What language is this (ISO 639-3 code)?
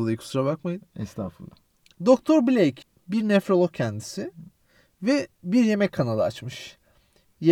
tur